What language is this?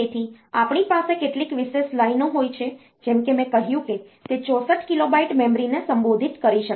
Gujarati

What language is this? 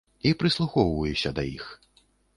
Belarusian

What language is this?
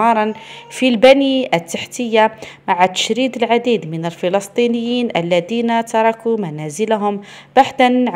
Arabic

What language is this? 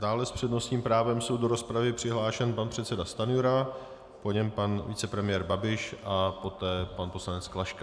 Czech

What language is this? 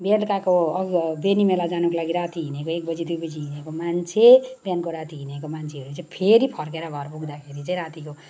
Nepali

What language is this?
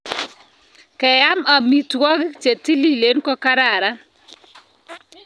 Kalenjin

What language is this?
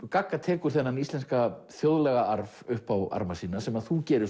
Icelandic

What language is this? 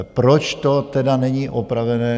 Czech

